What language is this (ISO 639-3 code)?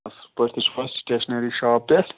kas